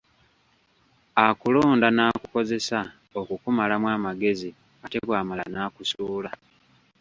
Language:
Ganda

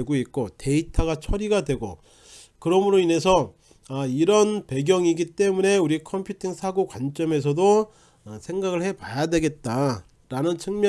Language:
Korean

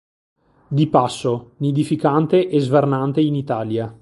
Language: Italian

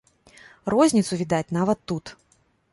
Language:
Belarusian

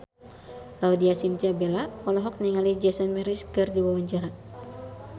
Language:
Sundanese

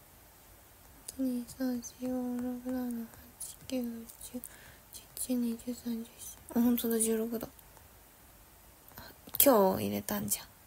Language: Japanese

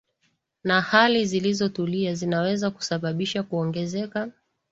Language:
Swahili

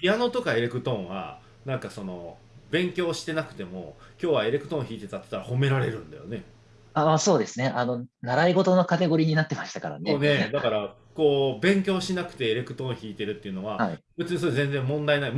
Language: Japanese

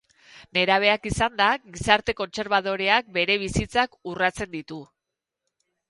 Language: Basque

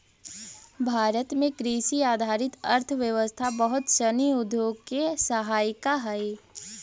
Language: Magahi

